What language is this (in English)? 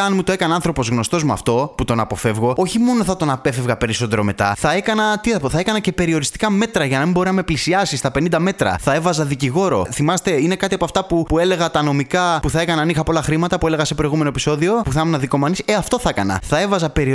Greek